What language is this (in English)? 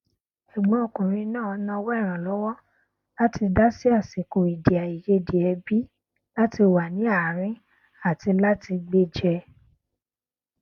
Yoruba